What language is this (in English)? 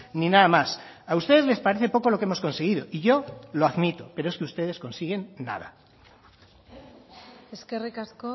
Spanish